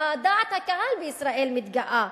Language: Hebrew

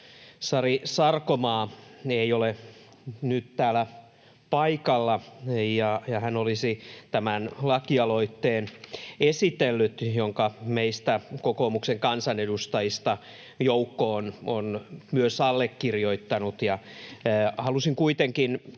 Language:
Finnish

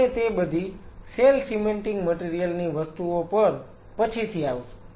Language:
Gujarati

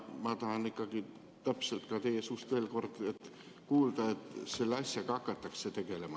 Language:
Estonian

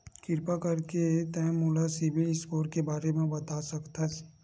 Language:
Chhattisgarhi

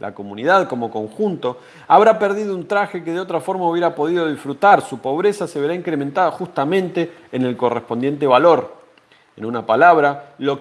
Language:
Spanish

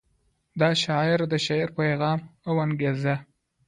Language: Pashto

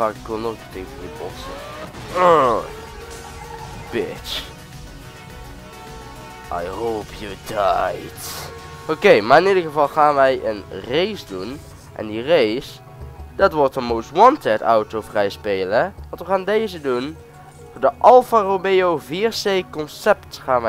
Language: Dutch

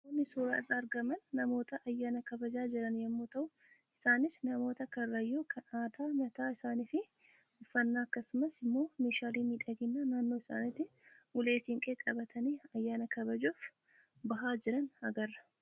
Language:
Oromo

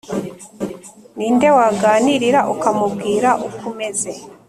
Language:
Kinyarwanda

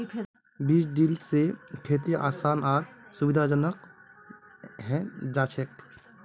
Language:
Magahi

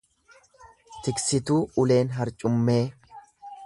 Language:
Oromo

